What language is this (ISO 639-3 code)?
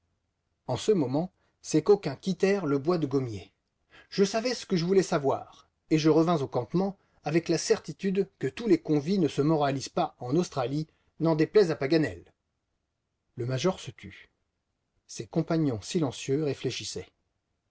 fra